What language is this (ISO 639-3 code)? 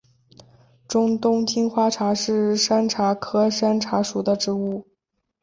zho